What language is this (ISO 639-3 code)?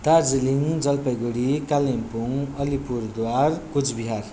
nep